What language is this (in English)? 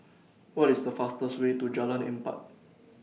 English